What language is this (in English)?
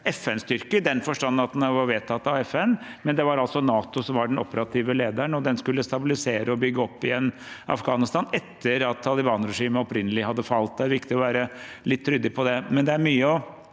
Norwegian